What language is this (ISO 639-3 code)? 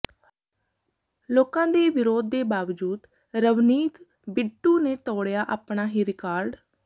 pan